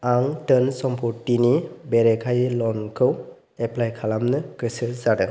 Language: Bodo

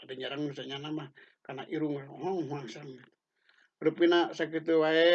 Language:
Indonesian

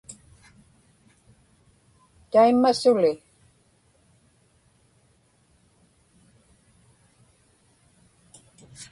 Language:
Inupiaq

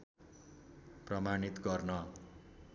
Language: Nepali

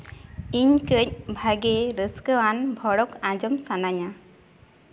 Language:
Santali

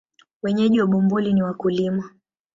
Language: Swahili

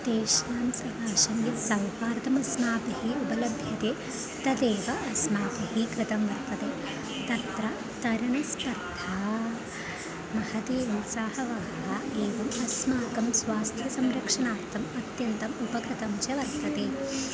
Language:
Sanskrit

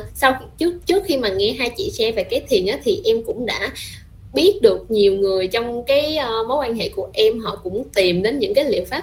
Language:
Vietnamese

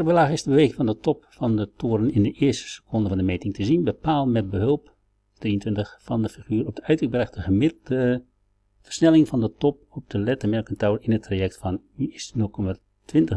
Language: Dutch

